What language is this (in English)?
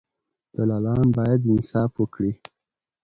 Pashto